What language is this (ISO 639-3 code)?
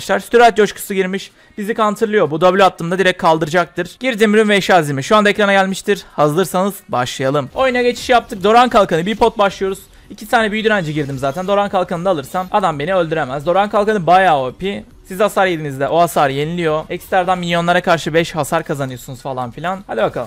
tur